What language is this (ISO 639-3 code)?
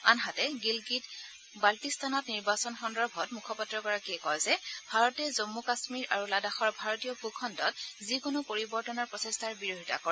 asm